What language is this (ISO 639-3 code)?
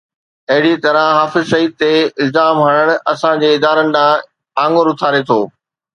snd